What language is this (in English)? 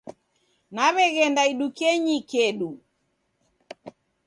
Taita